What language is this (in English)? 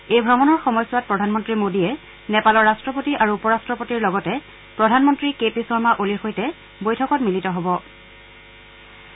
Assamese